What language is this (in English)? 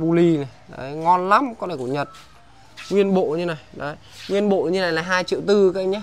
Vietnamese